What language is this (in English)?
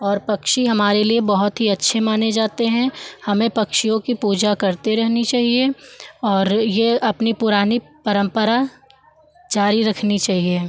Hindi